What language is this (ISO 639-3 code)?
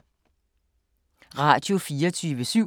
dan